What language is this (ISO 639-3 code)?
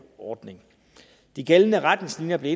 dan